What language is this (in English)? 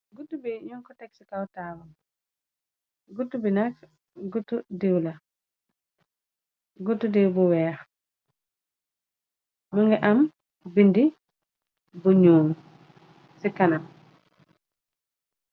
Wolof